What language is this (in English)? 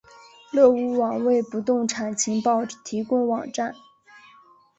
Chinese